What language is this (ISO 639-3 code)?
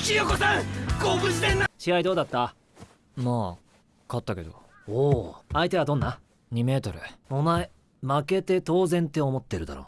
jpn